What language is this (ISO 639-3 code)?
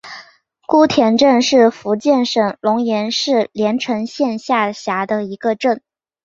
zho